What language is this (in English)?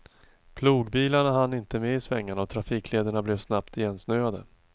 Swedish